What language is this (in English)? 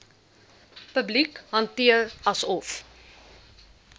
Afrikaans